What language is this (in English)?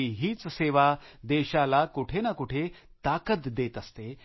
Marathi